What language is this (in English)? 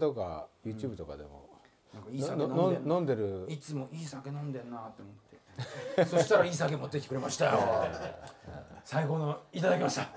Japanese